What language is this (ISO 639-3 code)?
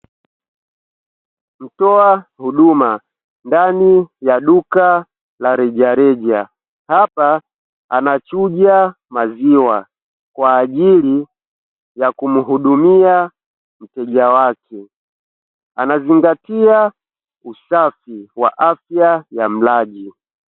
swa